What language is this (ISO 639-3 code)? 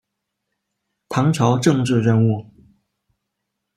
zho